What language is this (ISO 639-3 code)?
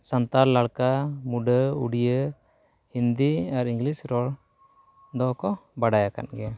sat